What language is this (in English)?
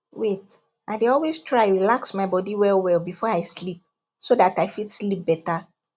Nigerian Pidgin